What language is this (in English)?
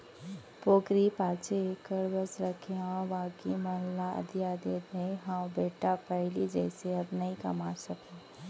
Chhattisgarhi